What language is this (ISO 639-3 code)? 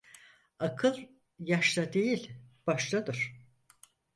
tur